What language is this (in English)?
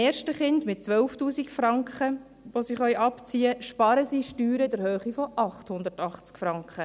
Swiss German